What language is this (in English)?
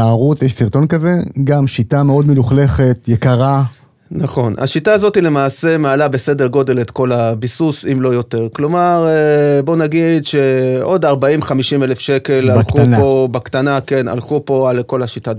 Hebrew